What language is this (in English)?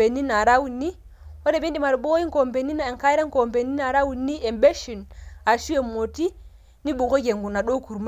Masai